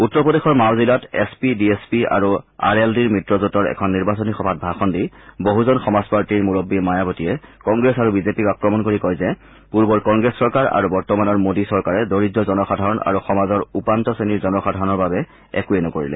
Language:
Assamese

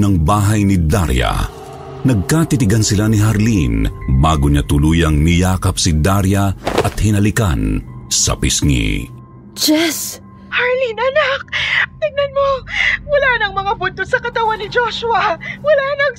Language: Filipino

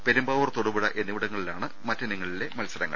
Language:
Malayalam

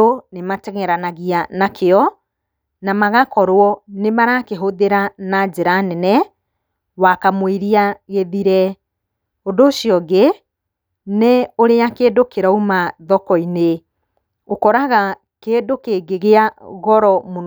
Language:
Kikuyu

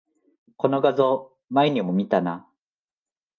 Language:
Japanese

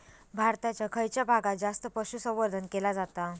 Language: Marathi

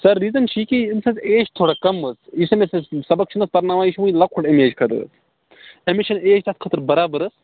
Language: Kashmiri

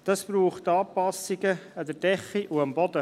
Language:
Swiss German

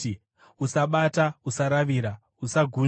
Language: Shona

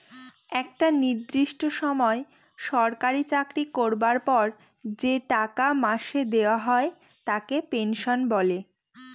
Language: Bangla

